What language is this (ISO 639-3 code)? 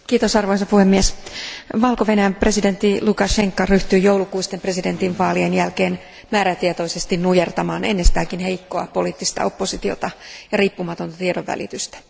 fin